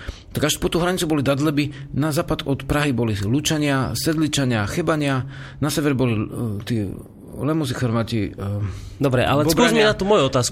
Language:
Slovak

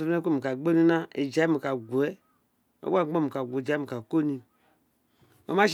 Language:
Isekiri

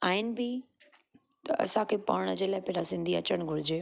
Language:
Sindhi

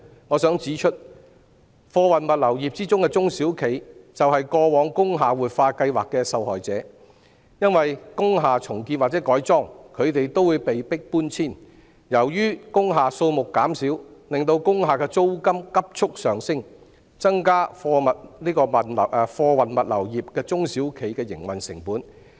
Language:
Cantonese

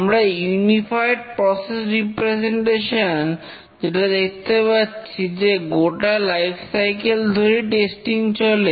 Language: Bangla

